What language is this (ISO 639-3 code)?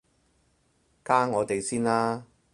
yue